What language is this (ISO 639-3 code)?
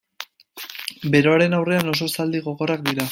eus